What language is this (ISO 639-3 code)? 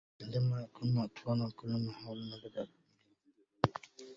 ara